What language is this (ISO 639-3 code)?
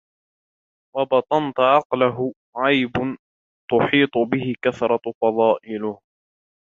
ara